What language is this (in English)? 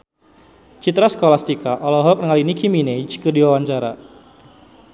Sundanese